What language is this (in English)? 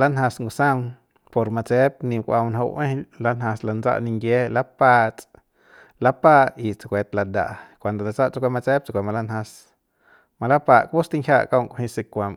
Central Pame